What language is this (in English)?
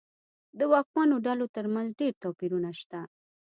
Pashto